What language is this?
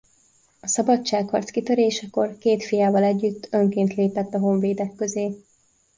Hungarian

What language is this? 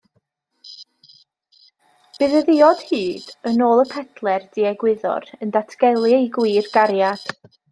Welsh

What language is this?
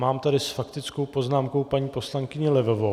Czech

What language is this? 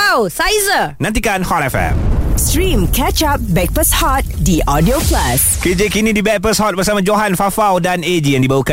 Malay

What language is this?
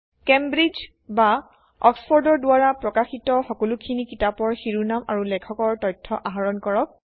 Assamese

